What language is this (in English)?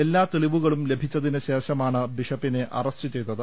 Malayalam